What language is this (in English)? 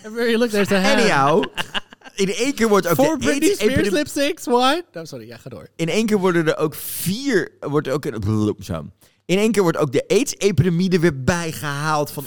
Dutch